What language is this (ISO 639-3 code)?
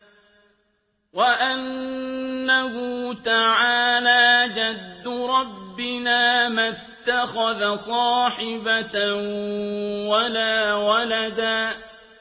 ara